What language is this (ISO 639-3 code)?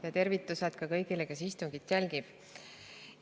est